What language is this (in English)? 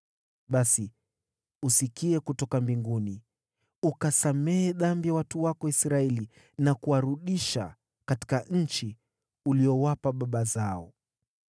Swahili